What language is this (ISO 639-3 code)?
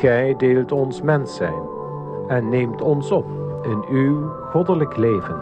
nld